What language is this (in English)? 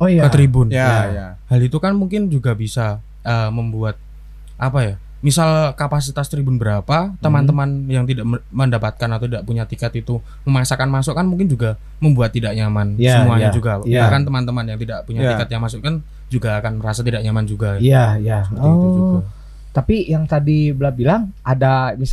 Indonesian